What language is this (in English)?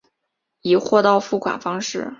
Chinese